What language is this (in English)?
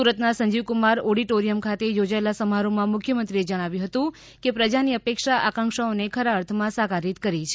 Gujarati